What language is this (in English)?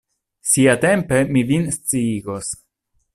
Esperanto